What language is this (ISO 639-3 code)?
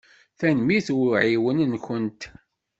kab